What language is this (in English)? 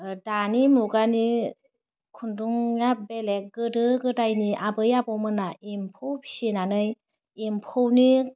Bodo